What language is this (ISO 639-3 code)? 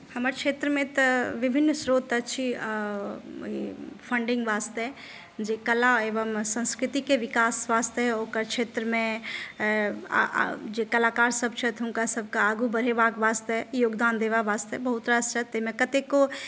mai